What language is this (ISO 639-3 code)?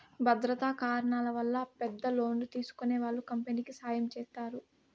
tel